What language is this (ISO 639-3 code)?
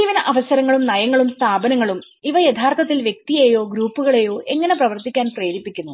mal